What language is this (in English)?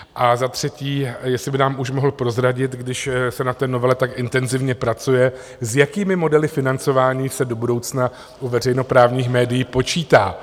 Czech